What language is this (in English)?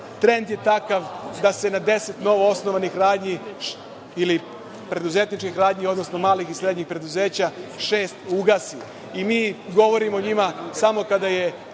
Serbian